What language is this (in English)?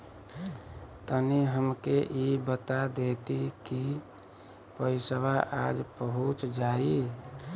Bhojpuri